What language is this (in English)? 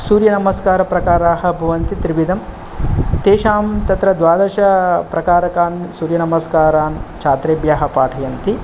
Sanskrit